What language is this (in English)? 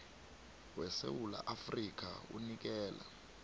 South Ndebele